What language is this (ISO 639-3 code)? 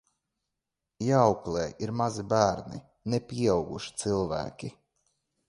lav